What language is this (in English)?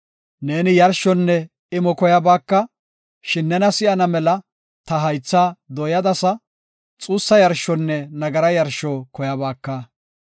Gofa